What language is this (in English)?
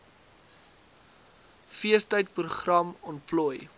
Afrikaans